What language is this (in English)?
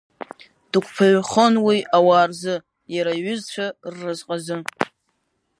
Abkhazian